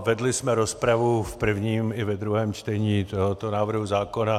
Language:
Czech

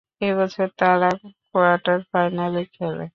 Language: Bangla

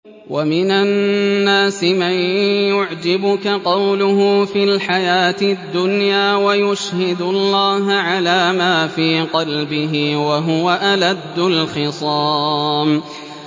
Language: Arabic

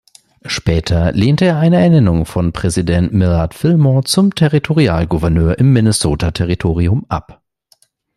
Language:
German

